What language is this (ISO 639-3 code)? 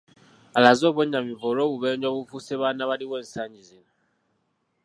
lug